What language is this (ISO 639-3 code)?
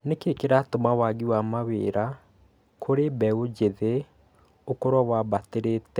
kik